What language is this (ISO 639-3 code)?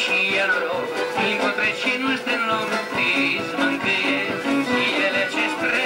ron